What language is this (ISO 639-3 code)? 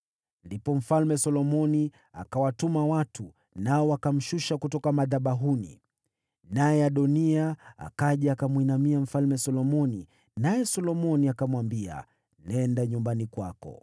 swa